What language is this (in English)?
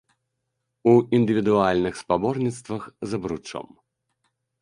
Belarusian